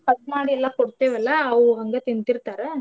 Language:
Kannada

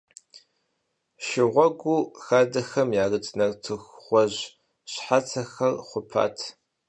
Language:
Kabardian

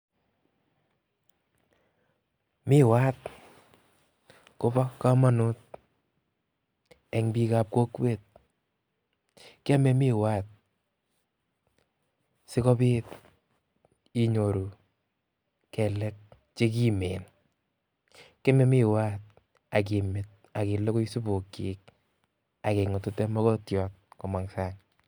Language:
Kalenjin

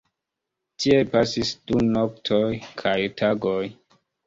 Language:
Esperanto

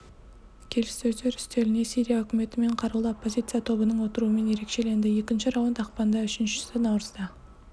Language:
Kazakh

